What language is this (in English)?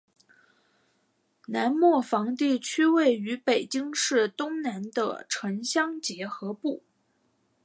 Chinese